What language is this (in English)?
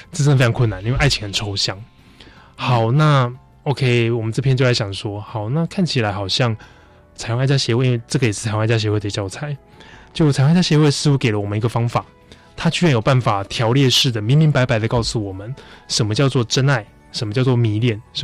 Chinese